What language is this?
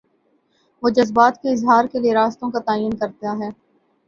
Urdu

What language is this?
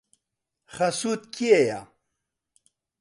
Central Kurdish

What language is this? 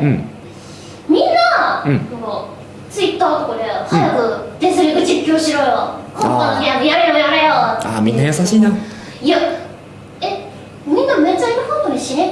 Japanese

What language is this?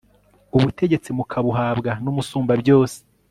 Kinyarwanda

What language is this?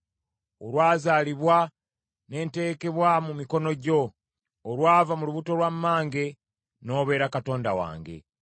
Ganda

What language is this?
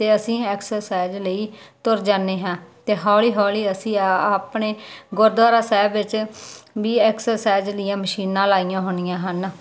Punjabi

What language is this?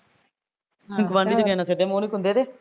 Punjabi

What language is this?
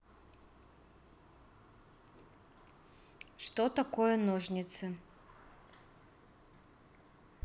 Russian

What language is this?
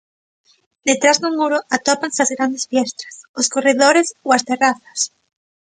Galician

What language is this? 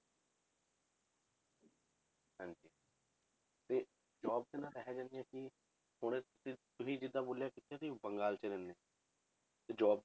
Punjabi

